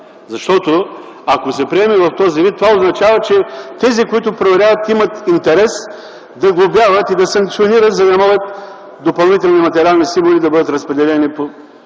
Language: Bulgarian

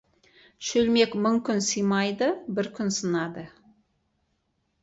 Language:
Kazakh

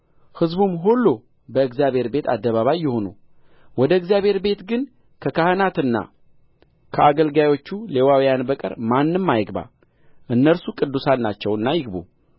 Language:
Amharic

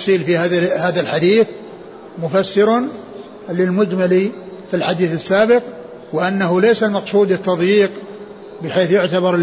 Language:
Arabic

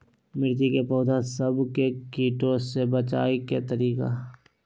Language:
Magahi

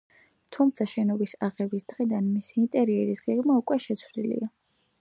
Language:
Georgian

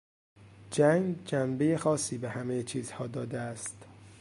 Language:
Persian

